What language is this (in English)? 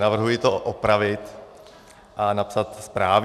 Czech